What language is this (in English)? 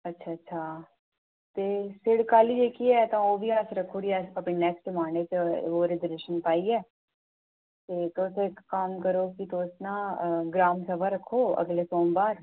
Dogri